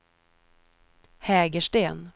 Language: Swedish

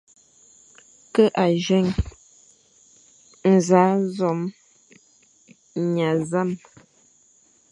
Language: Fang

